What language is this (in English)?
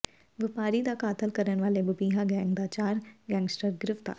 Punjabi